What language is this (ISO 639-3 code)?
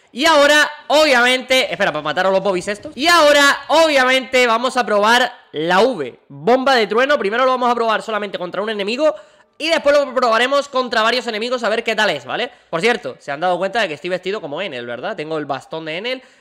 spa